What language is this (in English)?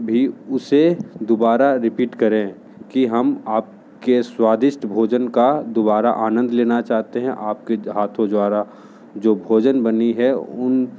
Hindi